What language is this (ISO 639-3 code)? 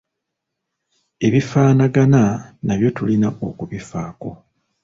lug